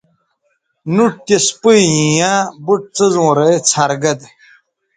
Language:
Bateri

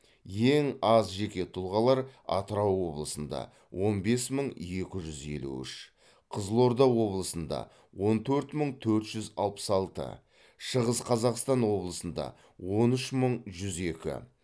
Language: Kazakh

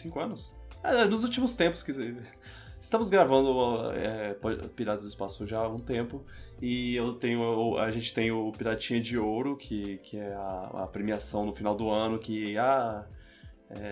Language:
Portuguese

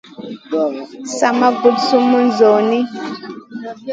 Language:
Masana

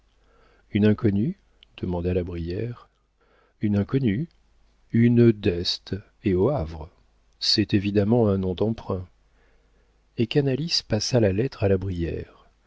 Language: French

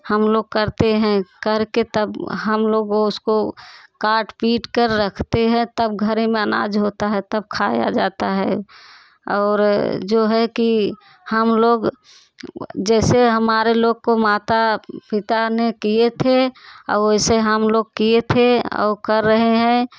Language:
Hindi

